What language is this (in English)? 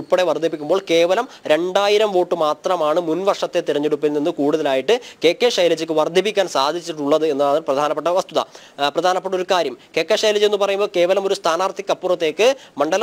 Malayalam